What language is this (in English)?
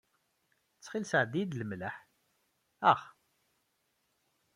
Kabyle